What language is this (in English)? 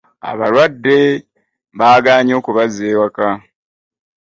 Ganda